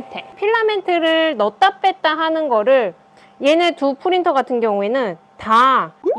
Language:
Korean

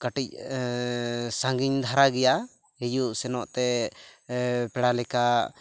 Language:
Santali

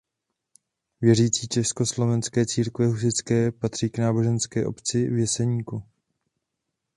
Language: Czech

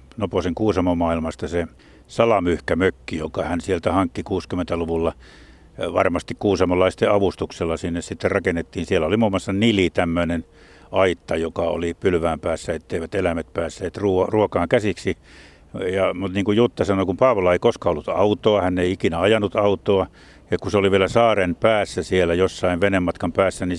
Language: Finnish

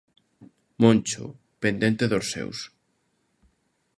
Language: Galician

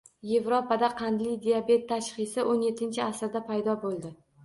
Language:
Uzbek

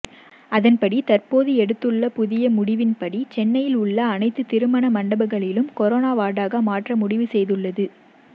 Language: Tamil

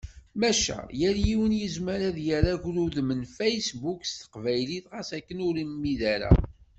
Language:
Kabyle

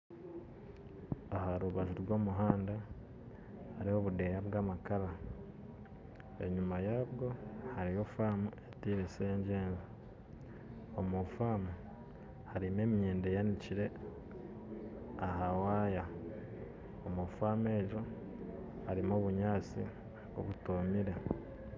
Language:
Nyankole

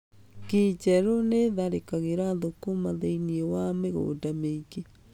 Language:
Kikuyu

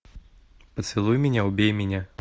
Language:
Russian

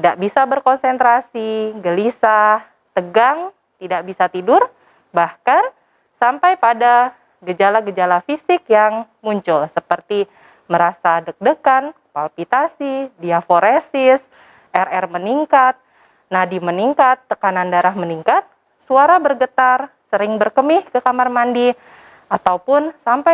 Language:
Indonesian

